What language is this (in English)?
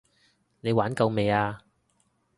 Cantonese